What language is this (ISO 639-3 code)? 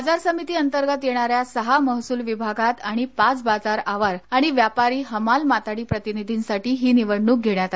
mar